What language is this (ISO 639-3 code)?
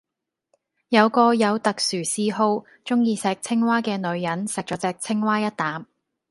yue